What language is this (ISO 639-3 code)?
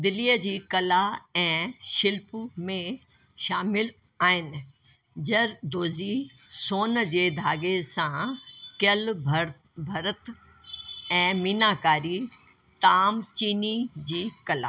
snd